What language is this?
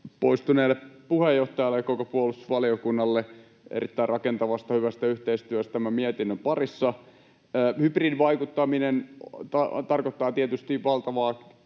Finnish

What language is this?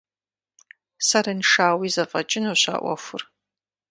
Kabardian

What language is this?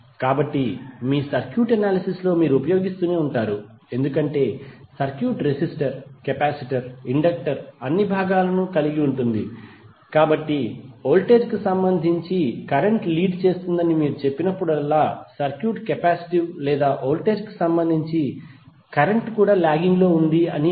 Telugu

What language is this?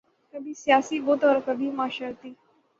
Urdu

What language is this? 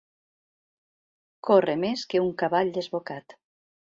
Catalan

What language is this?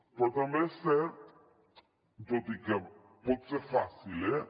Catalan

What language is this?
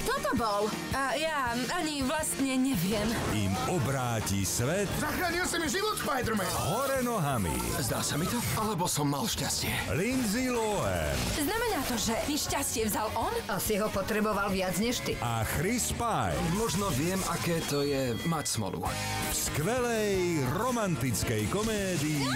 Slovak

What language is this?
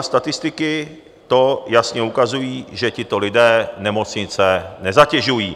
Czech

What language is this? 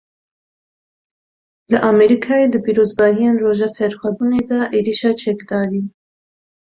Kurdish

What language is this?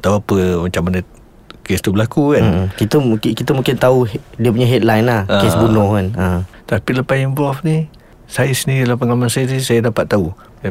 Malay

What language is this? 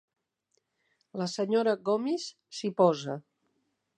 Catalan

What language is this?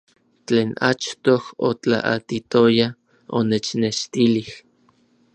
Orizaba Nahuatl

